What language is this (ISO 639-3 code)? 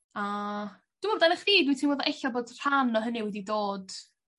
cym